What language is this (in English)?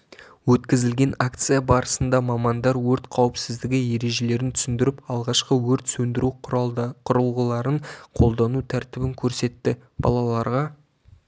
Kazakh